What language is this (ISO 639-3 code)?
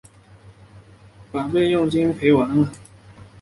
zho